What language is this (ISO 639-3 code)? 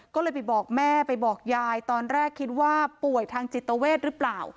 tha